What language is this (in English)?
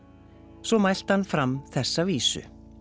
Icelandic